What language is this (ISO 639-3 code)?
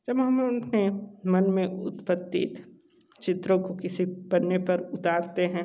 hin